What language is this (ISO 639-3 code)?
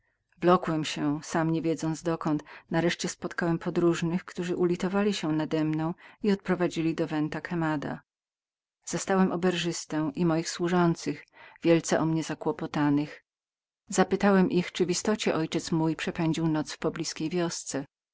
pol